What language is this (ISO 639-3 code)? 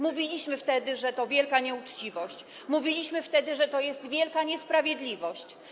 pol